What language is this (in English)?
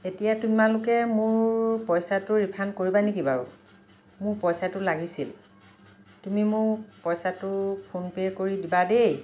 Assamese